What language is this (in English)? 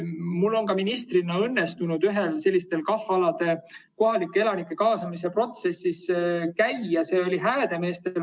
Estonian